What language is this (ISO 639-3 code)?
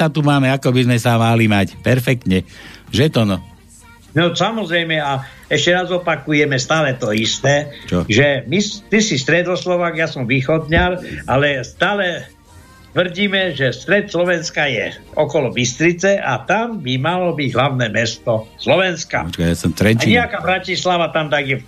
slk